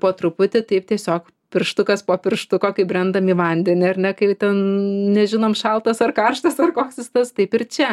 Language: Lithuanian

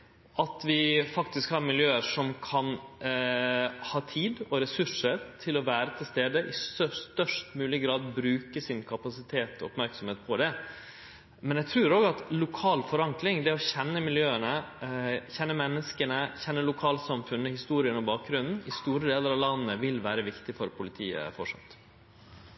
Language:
Norwegian Nynorsk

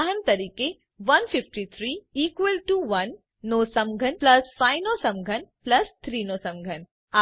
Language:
Gujarati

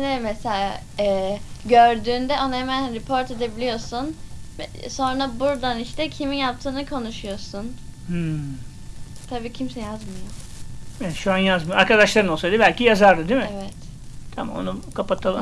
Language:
Turkish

